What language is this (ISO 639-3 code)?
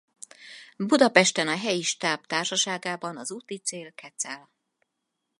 hun